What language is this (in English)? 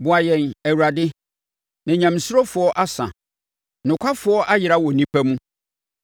Akan